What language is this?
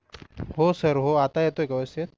Marathi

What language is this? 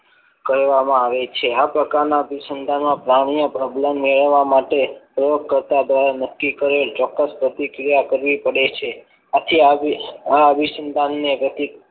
Gujarati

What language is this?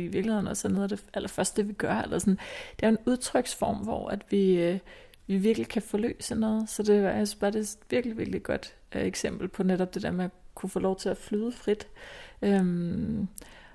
Danish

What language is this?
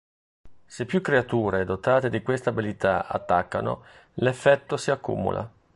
Italian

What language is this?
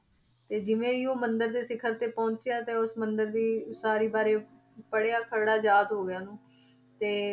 Punjabi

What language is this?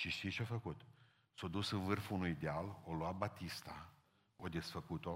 Romanian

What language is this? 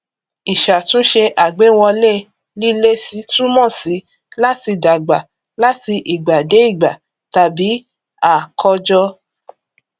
Yoruba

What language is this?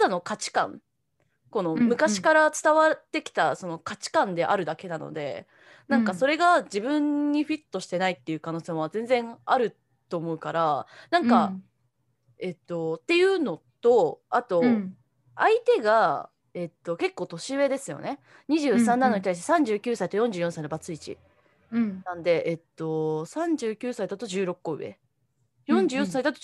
Japanese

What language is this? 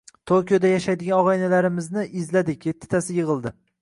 Uzbek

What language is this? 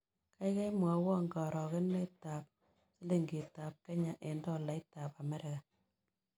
Kalenjin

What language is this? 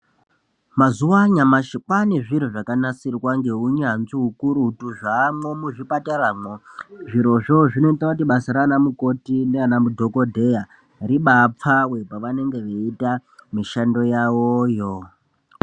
Ndau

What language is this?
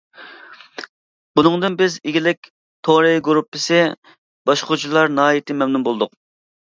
Uyghur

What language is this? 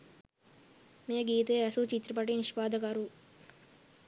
Sinhala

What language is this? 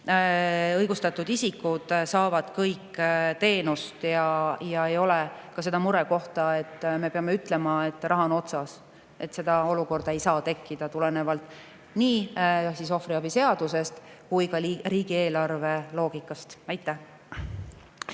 Estonian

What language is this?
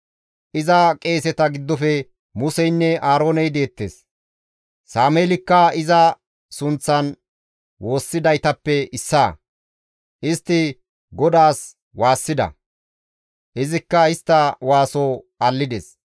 Gamo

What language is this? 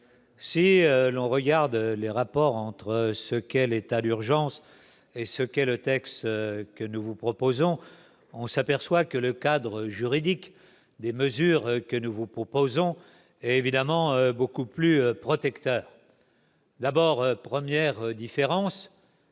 French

